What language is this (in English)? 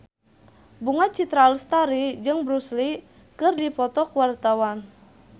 Sundanese